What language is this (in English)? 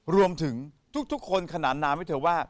Thai